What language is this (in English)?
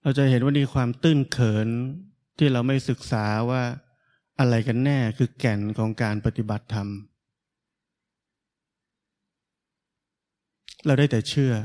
Thai